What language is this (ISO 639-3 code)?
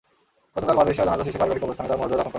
ben